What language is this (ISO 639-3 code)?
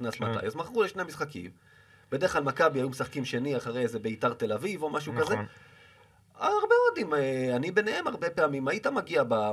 heb